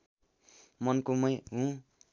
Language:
Nepali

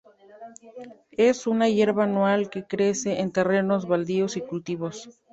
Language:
Spanish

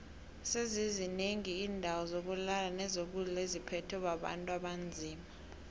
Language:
South Ndebele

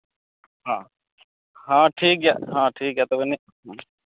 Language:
Santali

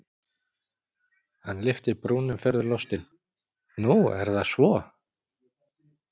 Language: Icelandic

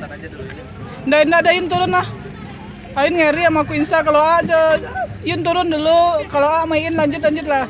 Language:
Indonesian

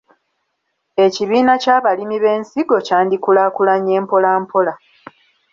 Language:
Ganda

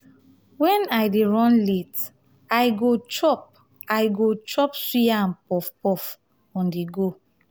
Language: Nigerian Pidgin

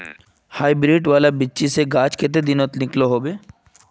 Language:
Magahi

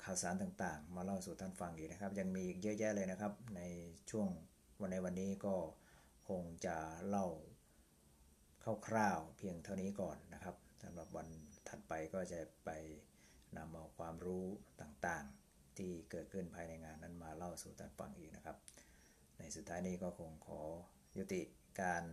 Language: Thai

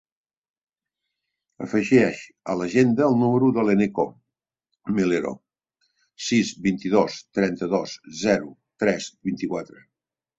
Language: Catalan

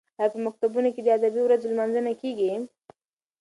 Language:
Pashto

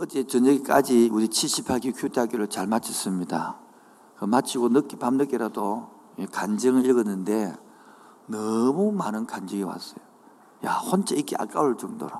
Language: Korean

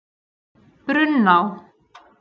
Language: Icelandic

